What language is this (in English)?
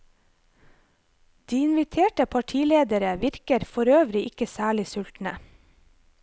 Norwegian